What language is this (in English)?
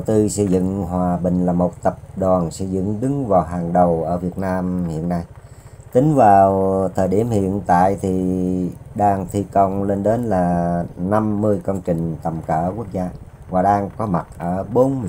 Vietnamese